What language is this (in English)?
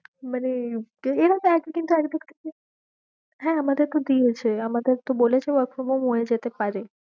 Bangla